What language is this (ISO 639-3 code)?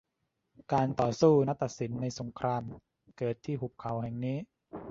tha